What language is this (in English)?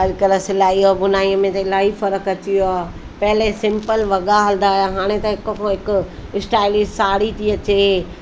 Sindhi